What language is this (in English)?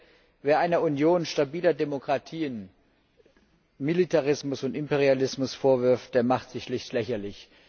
German